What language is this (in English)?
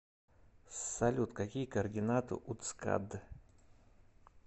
Russian